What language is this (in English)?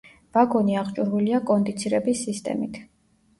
Georgian